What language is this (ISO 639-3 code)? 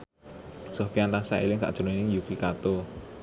jav